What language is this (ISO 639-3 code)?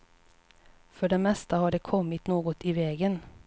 swe